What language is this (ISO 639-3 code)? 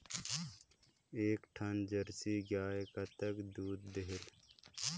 hne